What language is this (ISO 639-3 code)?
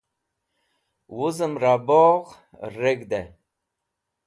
wbl